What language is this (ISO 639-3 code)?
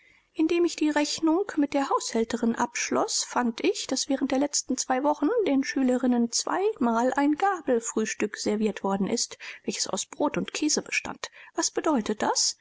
deu